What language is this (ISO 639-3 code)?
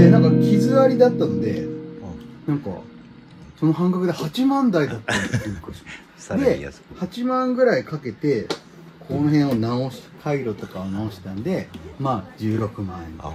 jpn